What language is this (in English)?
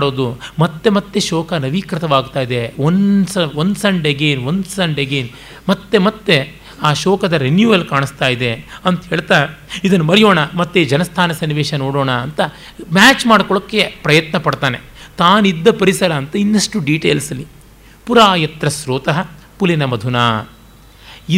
Kannada